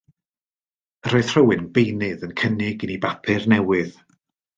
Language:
Welsh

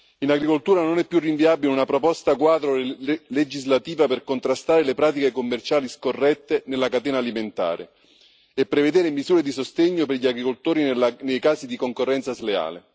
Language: Italian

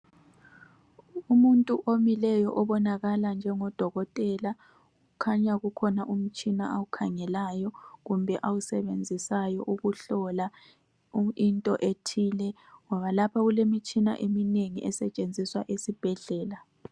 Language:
North Ndebele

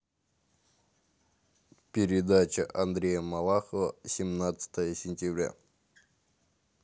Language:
Russian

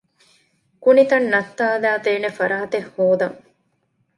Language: Divehi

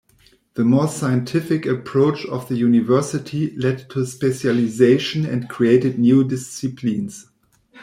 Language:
English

